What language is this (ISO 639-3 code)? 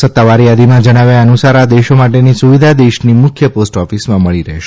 guj